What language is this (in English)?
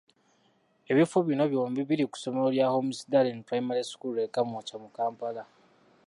Ganda